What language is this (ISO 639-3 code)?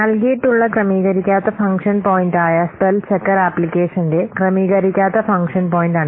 mal